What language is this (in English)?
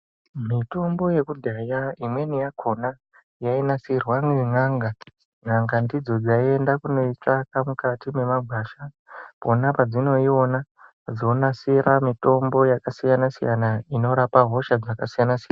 Ndau